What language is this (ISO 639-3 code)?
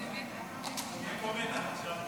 heb